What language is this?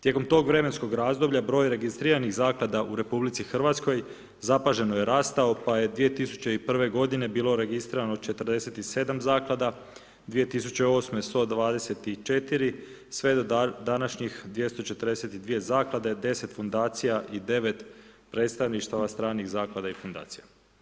Croatian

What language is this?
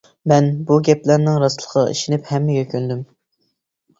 Uyghur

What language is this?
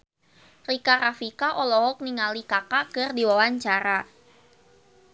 Sundanese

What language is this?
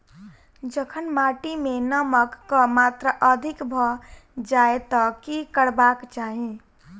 Maithili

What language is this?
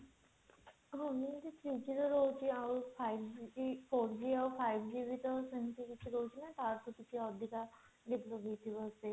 Odia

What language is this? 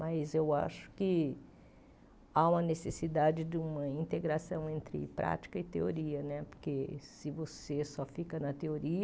Portuguese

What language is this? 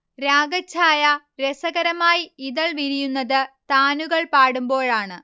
Malayalam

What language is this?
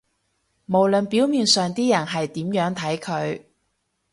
Cantonese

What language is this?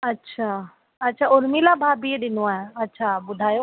Sindhi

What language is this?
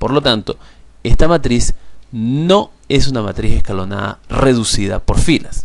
Spanish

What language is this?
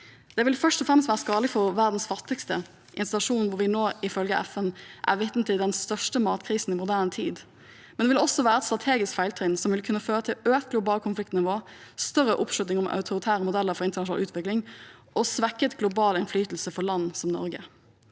Norwegian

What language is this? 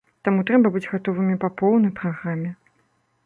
Belarusian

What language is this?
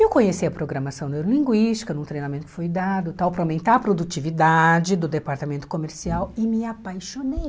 Portuguese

